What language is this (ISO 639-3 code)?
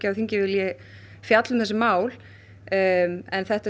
isl